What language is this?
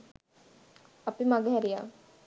Sinhala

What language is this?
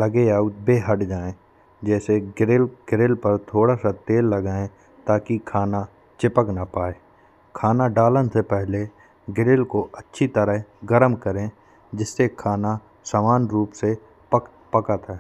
Bundeli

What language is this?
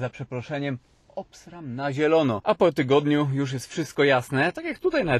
Polish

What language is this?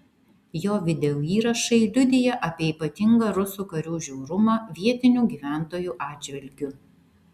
Lithuanian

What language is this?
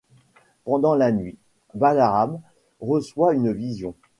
French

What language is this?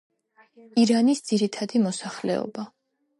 Georgian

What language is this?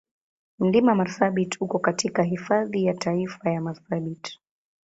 Swahili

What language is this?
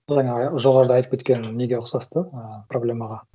Kazakh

